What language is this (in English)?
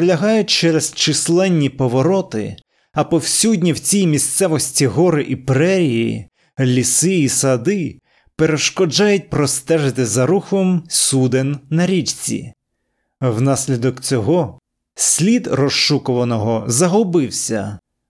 Ukrainian